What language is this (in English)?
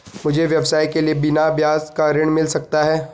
Hindi